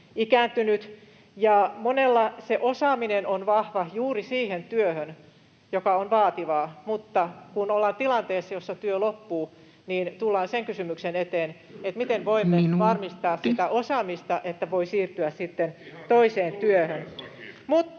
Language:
Finnish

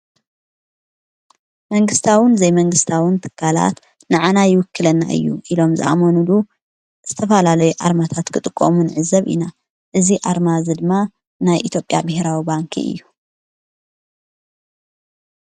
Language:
Tigrinya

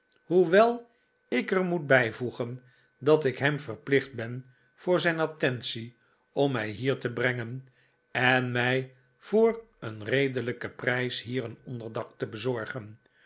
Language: Dutch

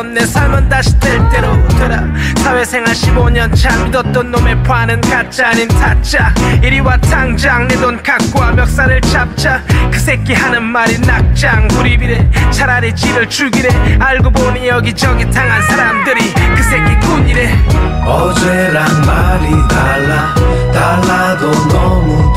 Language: Korean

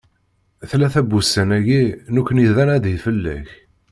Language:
Kabyle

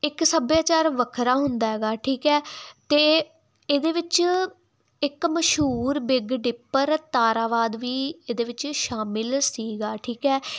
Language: Punjabi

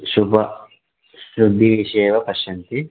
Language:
Sanskrit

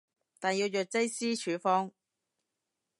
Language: Cantonese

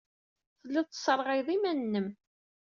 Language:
Kabyle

